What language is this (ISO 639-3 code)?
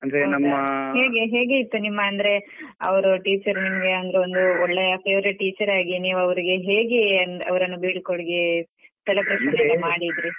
kan